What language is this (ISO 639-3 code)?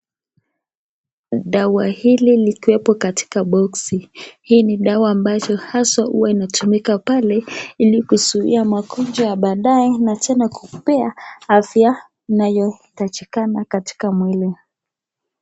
swa